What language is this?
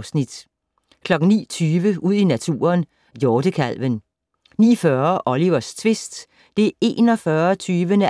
Danish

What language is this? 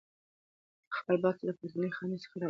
Pashto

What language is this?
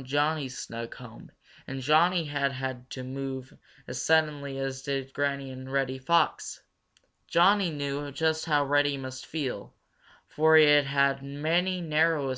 English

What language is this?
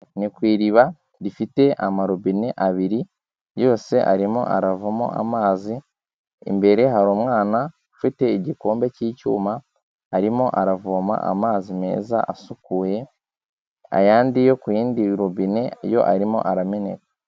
Kinyarwanda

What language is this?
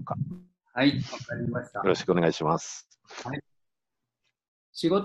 Japanese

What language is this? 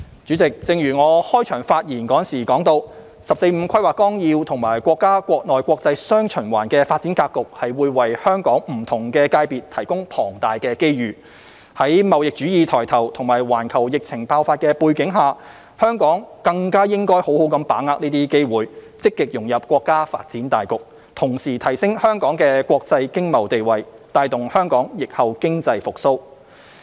Cantonese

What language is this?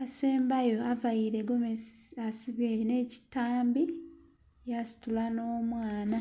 Soga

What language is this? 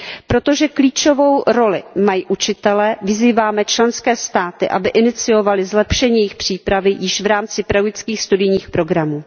Czech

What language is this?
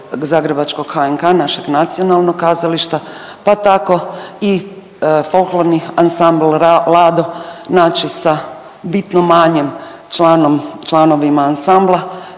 Croatian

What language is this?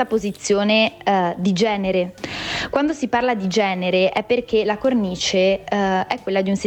Italian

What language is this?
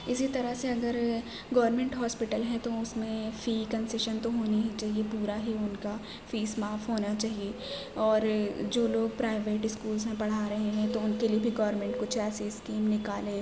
Urdu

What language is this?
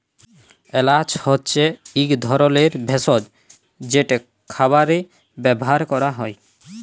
Bangla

